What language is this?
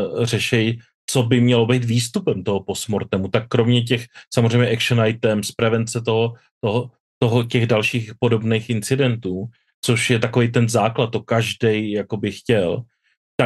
Czech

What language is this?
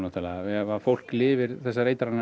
Icelandic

